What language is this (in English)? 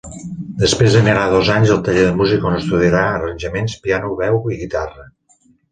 Catalan